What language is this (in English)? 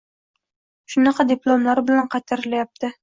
Uzbek